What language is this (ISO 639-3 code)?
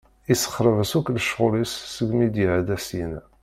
kab